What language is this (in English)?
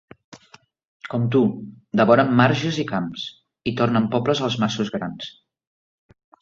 Catalan